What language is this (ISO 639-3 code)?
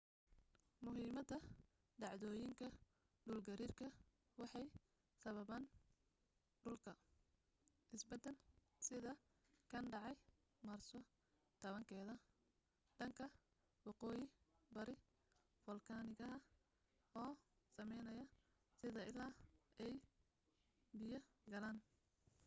som